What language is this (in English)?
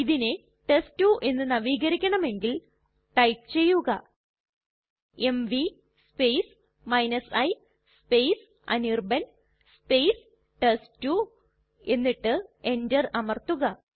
Malayalam